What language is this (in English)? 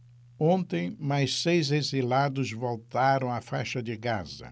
Portuguese